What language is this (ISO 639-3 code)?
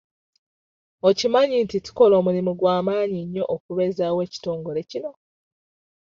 lug